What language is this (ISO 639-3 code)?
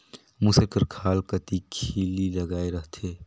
hne